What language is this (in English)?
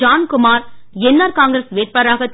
Tamil